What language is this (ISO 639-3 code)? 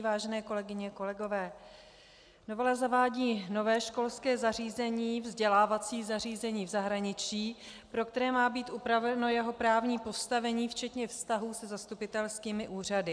ces